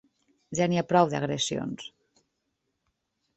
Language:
Catalan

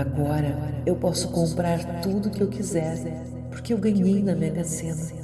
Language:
Portuguese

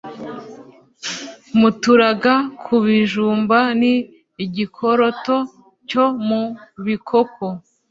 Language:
Kinyarwanda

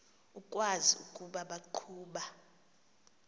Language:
Xhosa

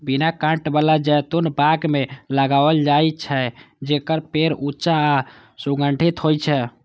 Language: Maithili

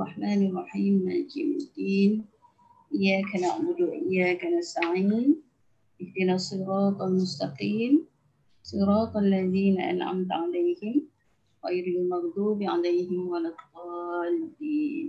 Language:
Malay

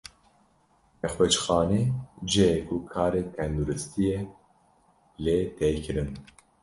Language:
Kurdish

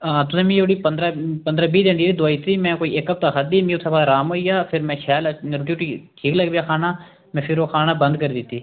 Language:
Dogri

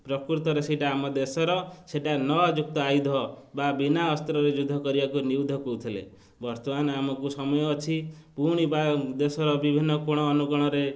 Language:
Odia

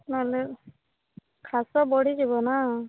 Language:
Odia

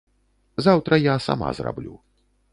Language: Belarusian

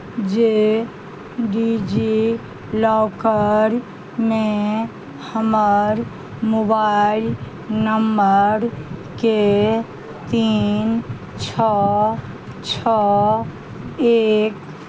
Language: Maithili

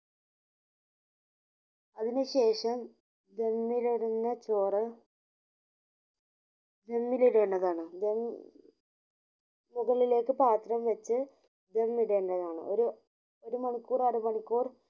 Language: Malayalam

